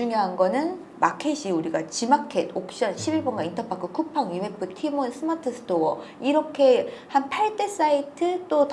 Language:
Korean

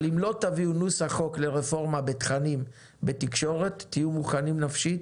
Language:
Hebrew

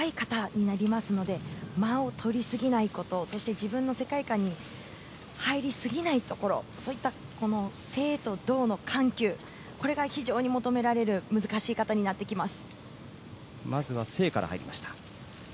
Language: Japanese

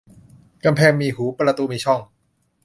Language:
Thai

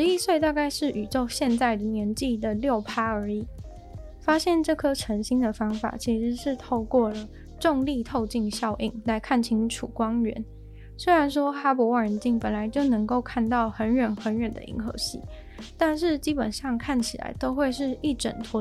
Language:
Chinese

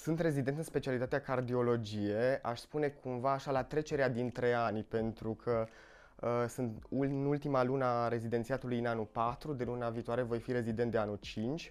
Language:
Romanian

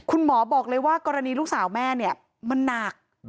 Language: Thai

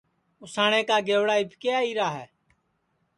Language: Sansi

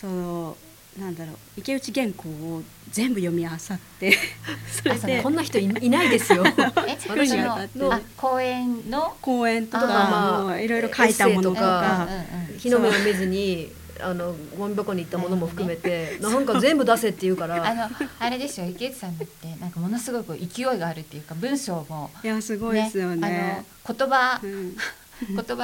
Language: Japanese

